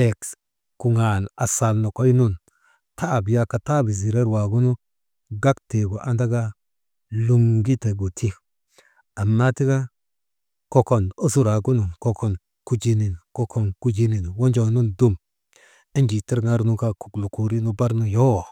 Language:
Maba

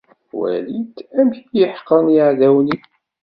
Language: Kabyle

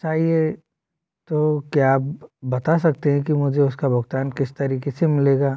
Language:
Hindi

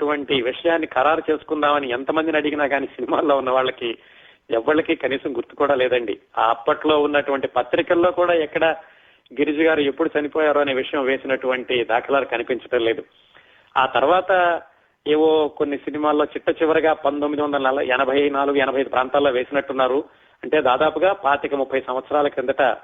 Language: Telugu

